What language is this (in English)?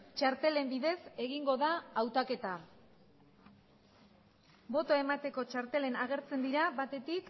Basque